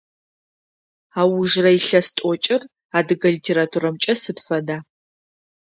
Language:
Adyghe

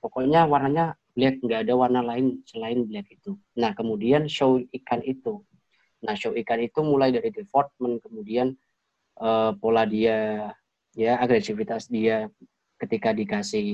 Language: Indonesian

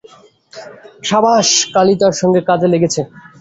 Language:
Bangla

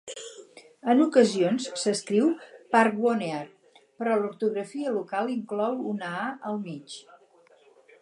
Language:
Catalan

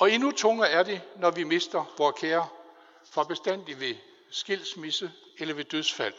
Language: Danish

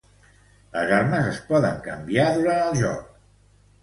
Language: Catalan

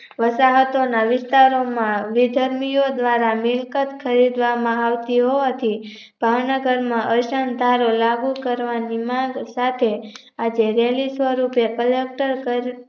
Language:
Gujarati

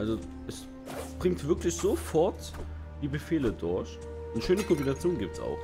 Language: German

